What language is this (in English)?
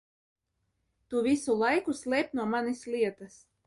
Latvian